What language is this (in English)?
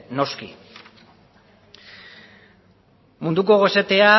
Basque